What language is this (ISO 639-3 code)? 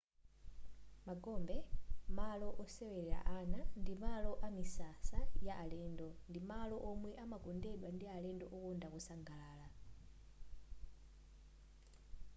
nya